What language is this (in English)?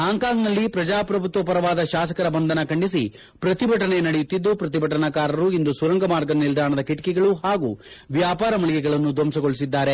Kannada